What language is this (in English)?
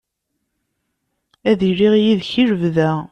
Kabyle